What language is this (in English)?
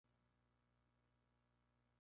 Spanish